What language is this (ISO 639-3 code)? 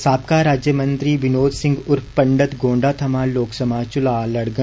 doi